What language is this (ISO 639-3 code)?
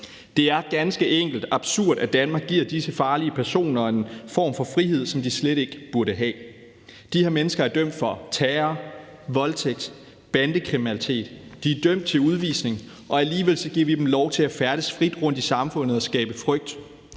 dan